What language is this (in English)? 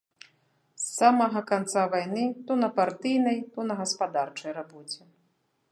Belarusian